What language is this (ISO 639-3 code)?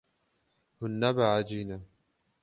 kur